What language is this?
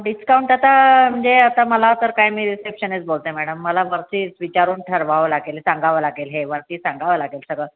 Marathi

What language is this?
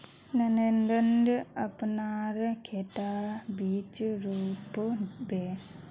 Magahi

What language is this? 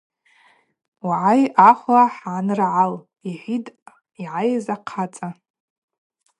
Abaza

